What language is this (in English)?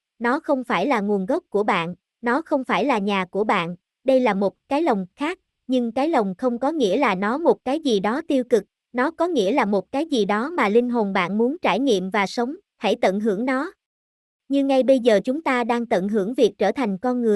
Vietnamese